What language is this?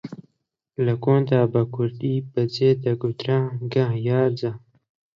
Central Kurdish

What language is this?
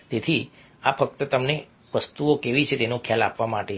Gujarati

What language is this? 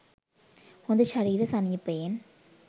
Sinhala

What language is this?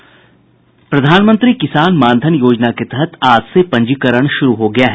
Hindi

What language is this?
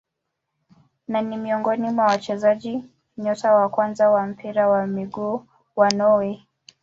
Swahili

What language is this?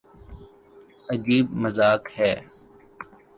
Urdu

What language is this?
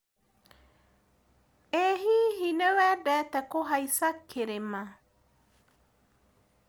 Kikuyu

